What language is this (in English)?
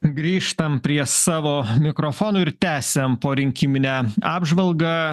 Lithuanian